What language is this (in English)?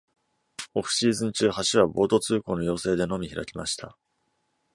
Japanese